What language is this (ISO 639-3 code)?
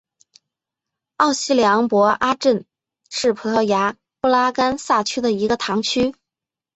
zho